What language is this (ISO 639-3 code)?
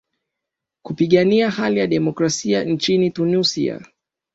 swa